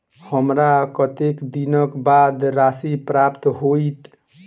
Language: Maithili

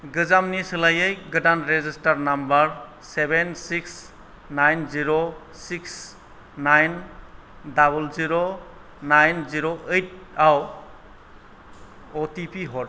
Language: Bodo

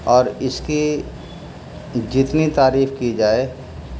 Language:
Urdu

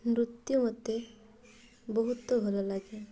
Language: Odia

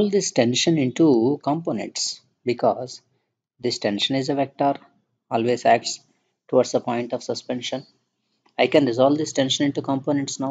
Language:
English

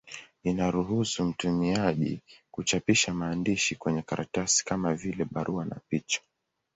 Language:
Swahili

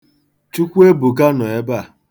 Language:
Igbo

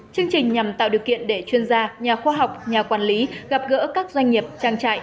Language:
Vietnamese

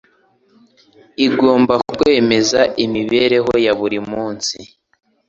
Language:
Kinyarwanda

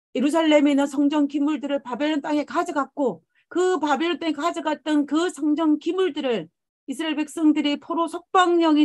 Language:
Korean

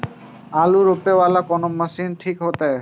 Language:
Maithili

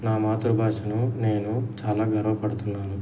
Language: Telugu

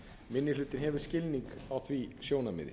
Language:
Icelandic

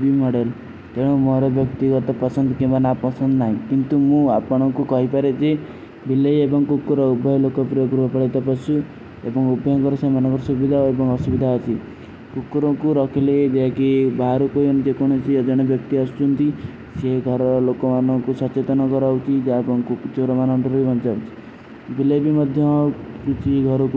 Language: Kui (India)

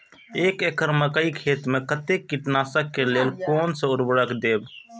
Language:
Maithili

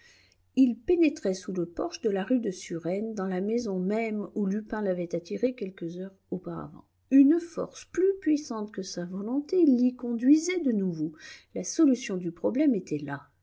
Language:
French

